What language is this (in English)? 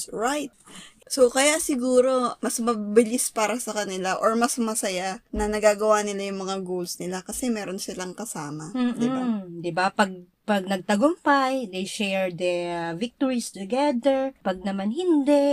Filipino